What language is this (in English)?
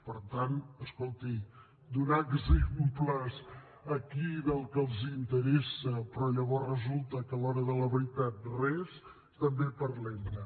Catalan